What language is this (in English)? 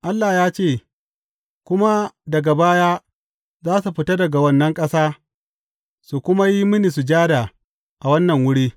Hausa